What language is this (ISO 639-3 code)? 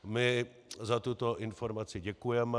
ces